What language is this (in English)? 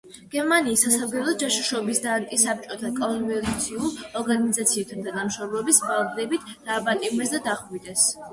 Georgian